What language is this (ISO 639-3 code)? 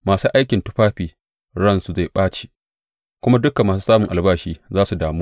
hau